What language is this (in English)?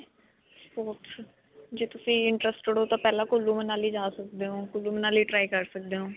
Punjabi